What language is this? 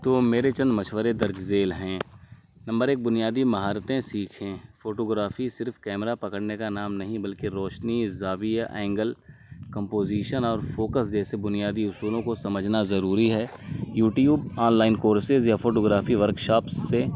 Urdu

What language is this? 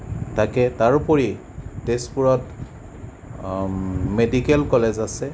Assamese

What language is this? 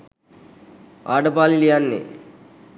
Sinhala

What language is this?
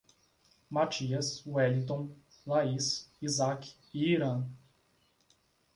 Portuguese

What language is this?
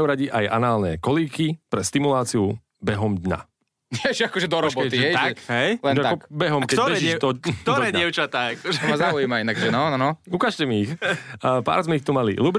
Slovak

